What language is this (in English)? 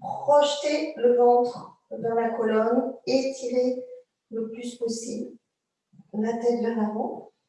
French